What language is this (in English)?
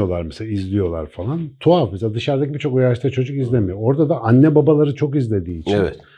Turkish